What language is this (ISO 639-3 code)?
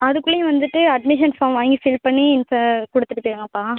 tam